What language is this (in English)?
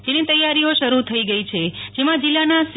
Gujarati